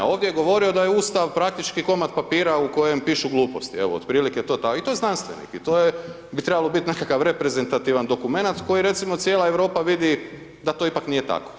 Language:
Croatian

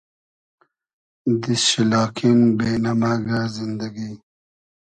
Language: Hazaragi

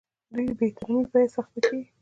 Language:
Pashto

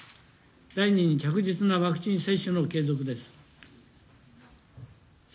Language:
Japanese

